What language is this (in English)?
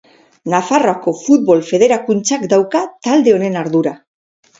Basque